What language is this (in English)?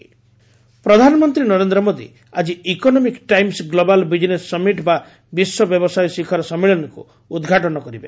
Odia